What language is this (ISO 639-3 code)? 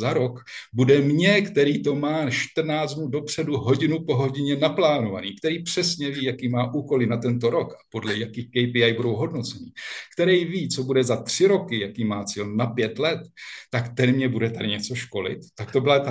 ces